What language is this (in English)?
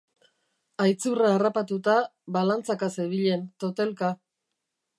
Basque